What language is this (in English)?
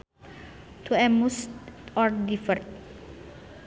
Sundanese